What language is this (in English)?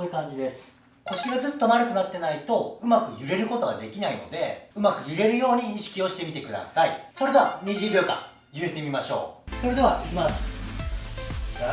Japanese